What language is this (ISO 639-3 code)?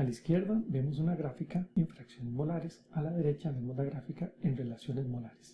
spa